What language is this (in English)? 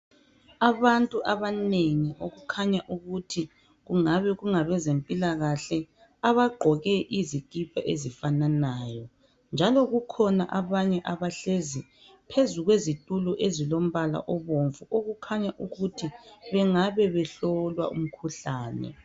North Ndebele